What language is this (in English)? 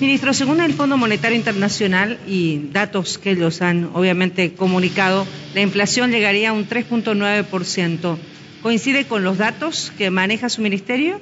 Spanish